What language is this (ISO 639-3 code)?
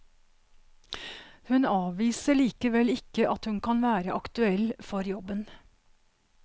nor